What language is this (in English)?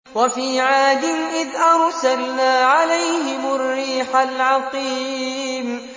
Arabic